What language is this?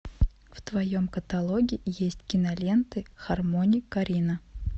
Russian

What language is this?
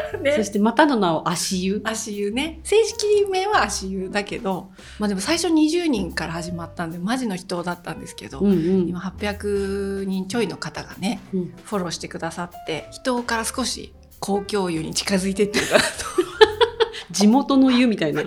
Japanese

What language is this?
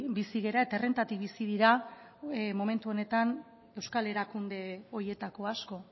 Basque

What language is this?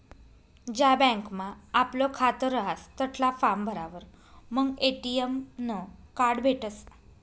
Marathi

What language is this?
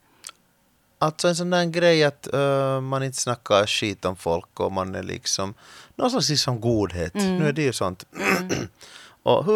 Swedish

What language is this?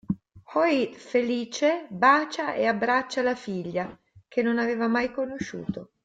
Italian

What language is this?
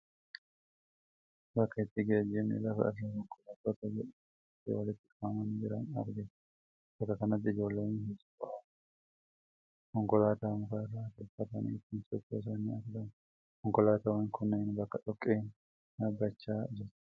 Oromo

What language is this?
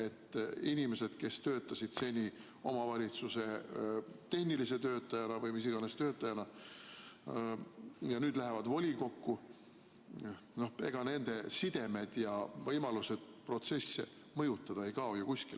Estonian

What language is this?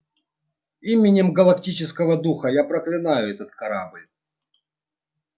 Russian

